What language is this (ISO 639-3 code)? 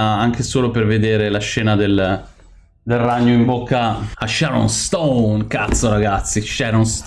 ita